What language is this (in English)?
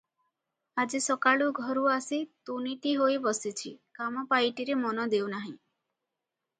Odia